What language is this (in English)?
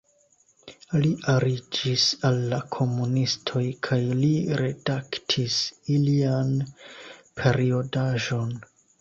Esperanto